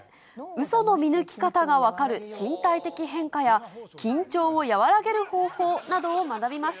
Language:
Japanese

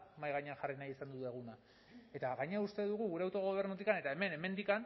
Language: Basque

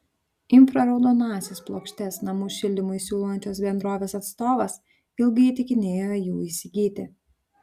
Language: Lithuanian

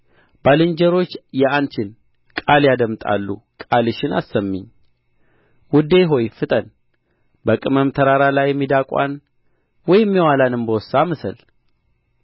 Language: Amharic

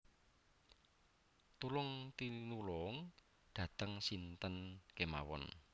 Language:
Javanese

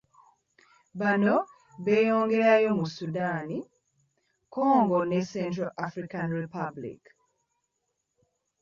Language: Ganda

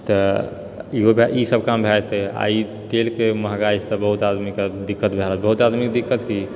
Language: Maithili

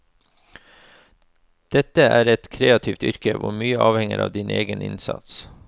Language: Norwegian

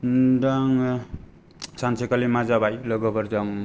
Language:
Bodo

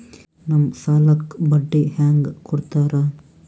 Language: Kannada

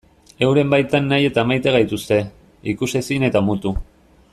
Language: Basque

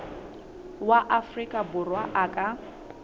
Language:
Southern Sotho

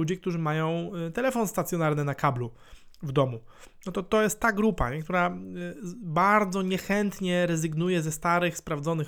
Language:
Polish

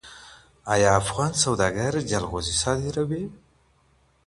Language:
Pashto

